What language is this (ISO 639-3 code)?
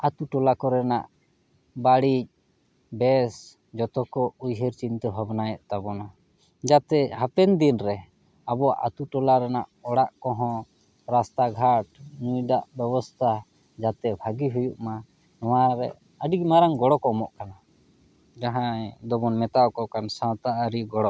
sat